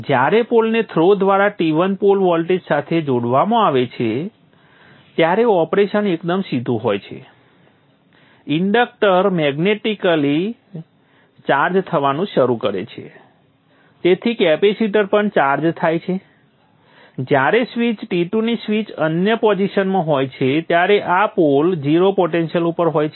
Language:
Gujarati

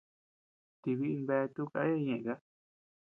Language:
Tepeuxila Cuicatec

